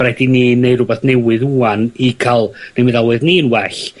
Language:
Welsh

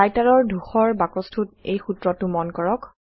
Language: Assamese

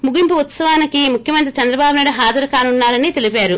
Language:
Telugu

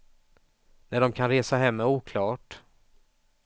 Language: Swedish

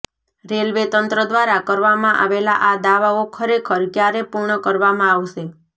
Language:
Gujarati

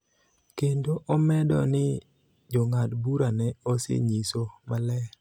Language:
Luo (Kenya and Tanzania)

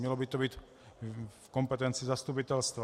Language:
Czech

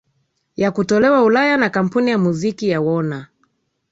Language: Swahili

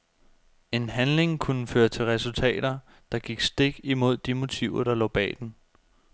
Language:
Danish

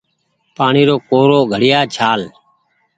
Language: Goaria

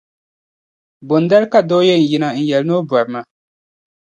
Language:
Dagbani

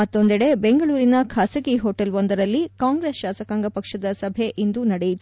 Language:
Kannada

